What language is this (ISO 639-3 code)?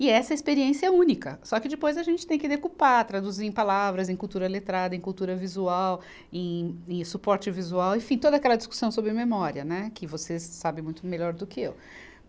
por